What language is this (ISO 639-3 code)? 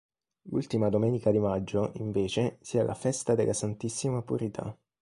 ita